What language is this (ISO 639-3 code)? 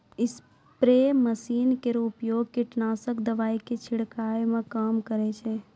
mai